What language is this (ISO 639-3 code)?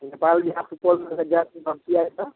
mai